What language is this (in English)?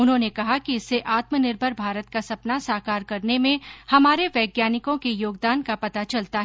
Hindi